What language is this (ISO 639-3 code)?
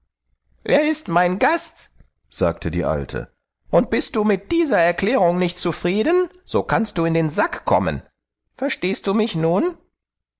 deu